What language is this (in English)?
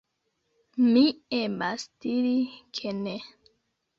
Esperanto